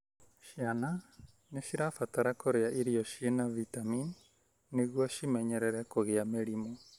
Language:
Kikuyu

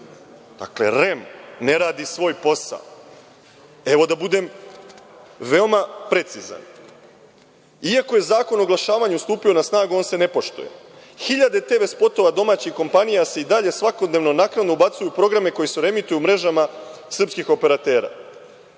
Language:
Serbian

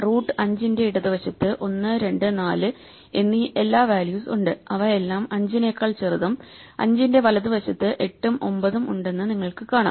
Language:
Malayalam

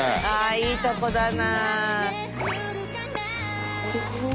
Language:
Japanese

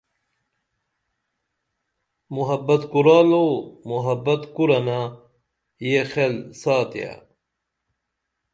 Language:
Dameli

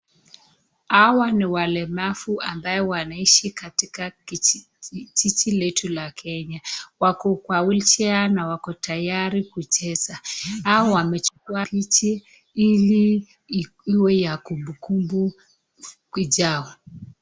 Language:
Swahili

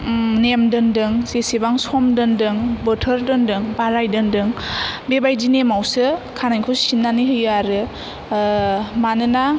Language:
Bodo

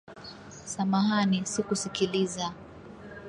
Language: Swahili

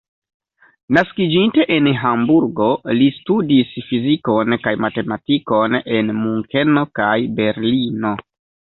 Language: Esperanto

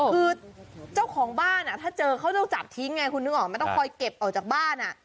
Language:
Thai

